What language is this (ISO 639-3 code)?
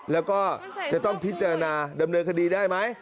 tha